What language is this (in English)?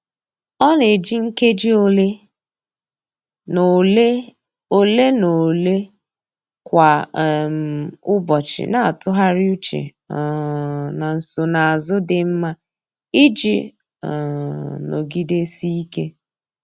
Igbo